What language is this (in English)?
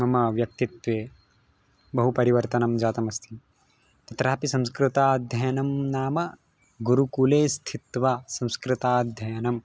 Sanskrit